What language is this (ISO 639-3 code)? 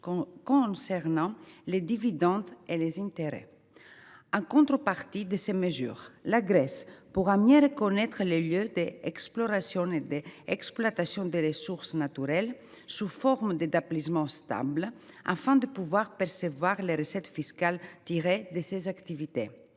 fra